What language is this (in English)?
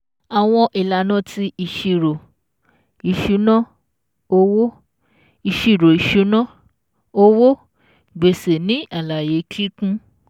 Yoruba